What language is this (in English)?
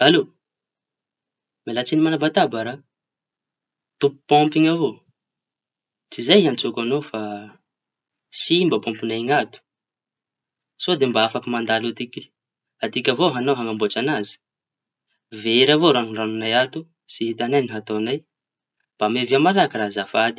Tanosy Malagasy